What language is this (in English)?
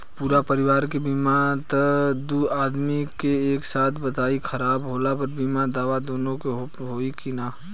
Bhojpuri